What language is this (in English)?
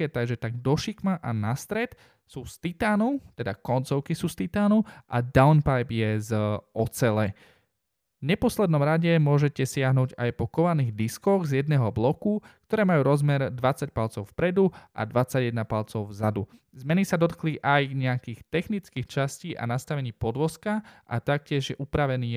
Slovak